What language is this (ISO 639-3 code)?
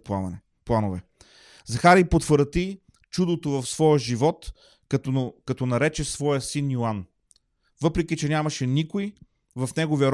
bul